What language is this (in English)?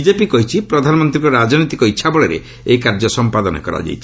Odia